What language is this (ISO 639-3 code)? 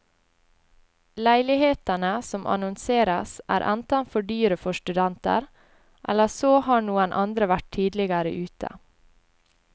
nor